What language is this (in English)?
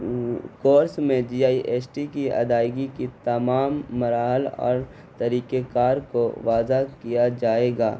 Urdu